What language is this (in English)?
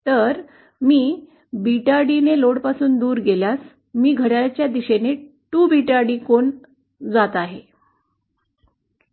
Marathi